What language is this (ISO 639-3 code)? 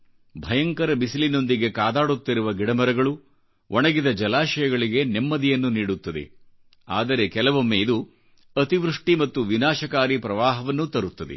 kan